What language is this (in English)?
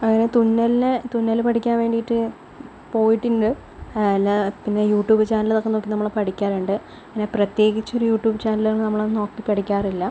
Malayalam